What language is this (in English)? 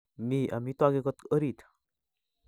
Kalenjin